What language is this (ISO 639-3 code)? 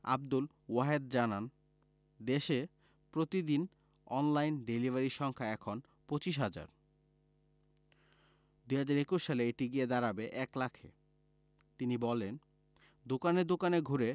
ben